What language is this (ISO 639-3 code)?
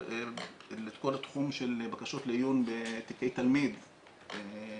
heb